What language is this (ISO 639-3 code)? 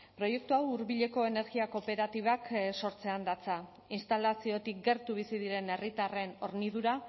eus